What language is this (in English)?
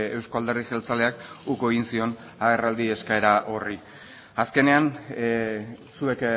Basque